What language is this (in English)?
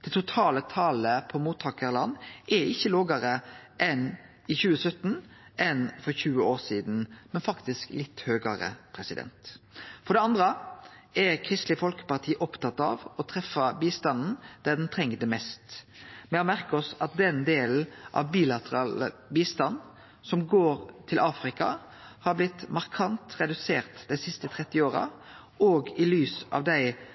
Norwegian Nynorsk